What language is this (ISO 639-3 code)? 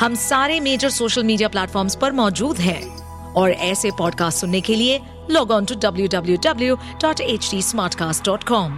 hin